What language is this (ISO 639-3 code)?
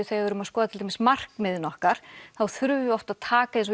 isl